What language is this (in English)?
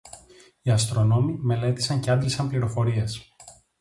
Greek